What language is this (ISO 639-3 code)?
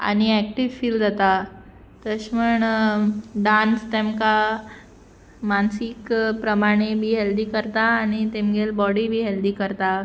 kok